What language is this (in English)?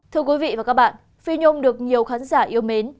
Vietnamese